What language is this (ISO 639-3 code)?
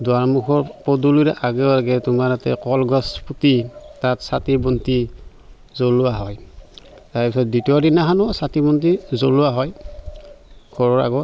asm